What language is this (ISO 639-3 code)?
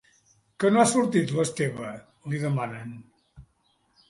cat